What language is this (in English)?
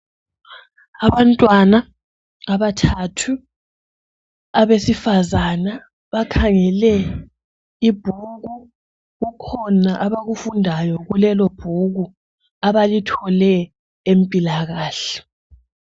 North Ndebele